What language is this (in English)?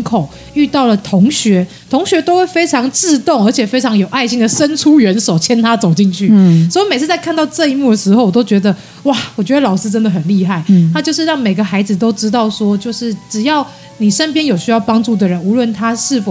Chinese